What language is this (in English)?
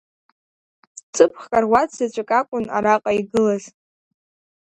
Abkhazian